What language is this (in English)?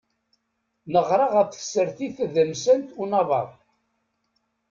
Kabyle